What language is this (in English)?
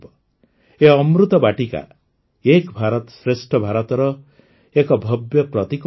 Odia